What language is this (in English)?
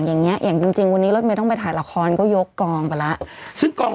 Thai